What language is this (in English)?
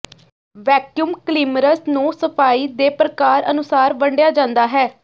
Punjabi